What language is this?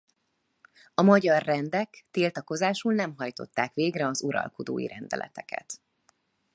Hungarian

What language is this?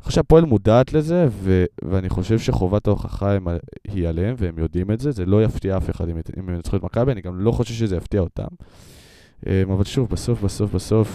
Hebrew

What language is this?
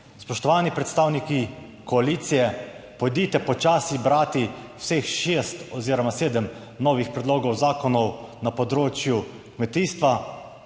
Slovenian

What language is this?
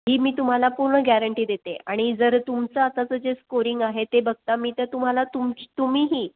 Marathi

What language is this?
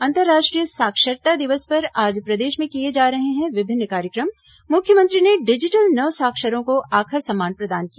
Hindi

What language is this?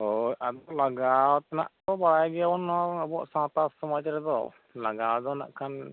Santali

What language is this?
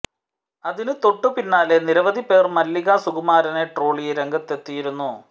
Malayalam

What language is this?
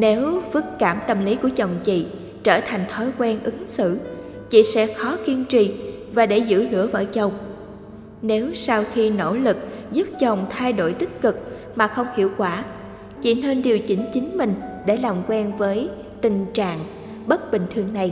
Vietnamese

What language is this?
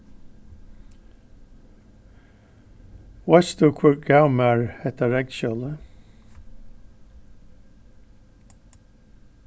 Faroese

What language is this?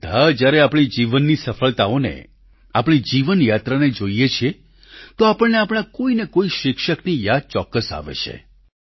Gujarati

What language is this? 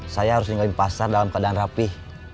Indonesian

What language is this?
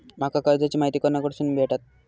Marathi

